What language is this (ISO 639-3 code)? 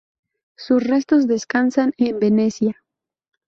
spa